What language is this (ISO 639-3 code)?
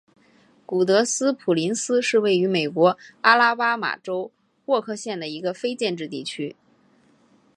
zho